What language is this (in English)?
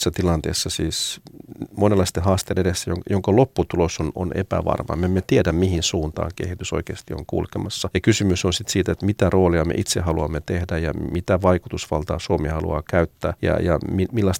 Finnish